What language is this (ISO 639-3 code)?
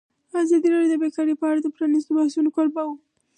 pus